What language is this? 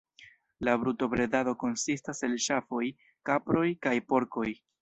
Esperanto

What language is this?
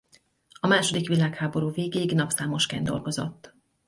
Hungarian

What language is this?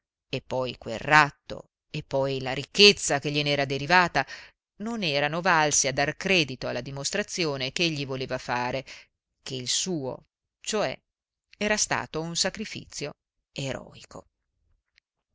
Italian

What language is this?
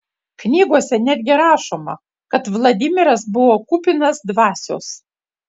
Lithuanian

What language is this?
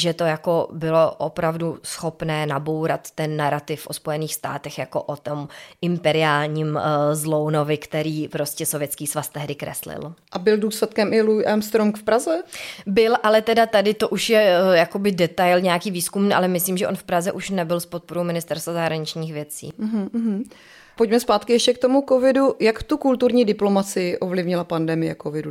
Czech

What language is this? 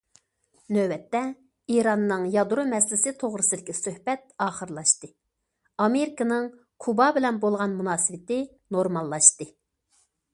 Uyghur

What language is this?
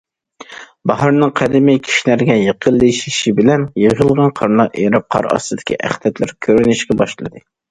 Uyghur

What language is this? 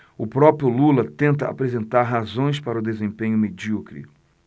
Portuguese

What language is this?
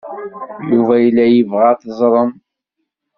Kabyle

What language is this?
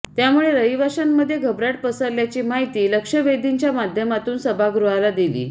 Marathi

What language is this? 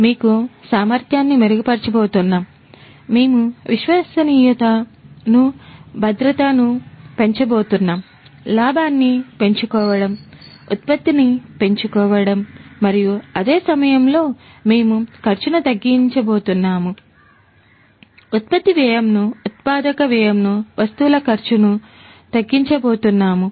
Telugu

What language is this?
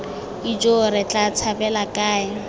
Tswana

